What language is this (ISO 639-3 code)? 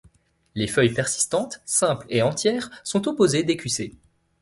fra